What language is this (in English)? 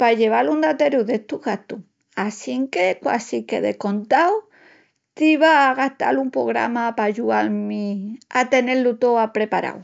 Extremaduran